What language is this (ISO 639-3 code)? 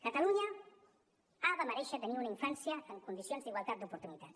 cat